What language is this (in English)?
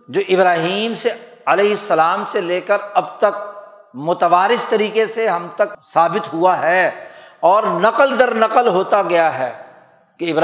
Urdu